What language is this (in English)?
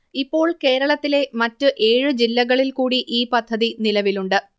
Malayalam